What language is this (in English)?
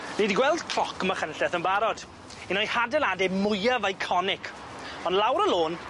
Welsh